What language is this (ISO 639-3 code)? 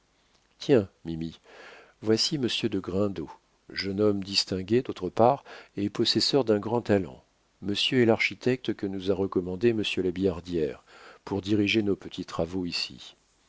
fra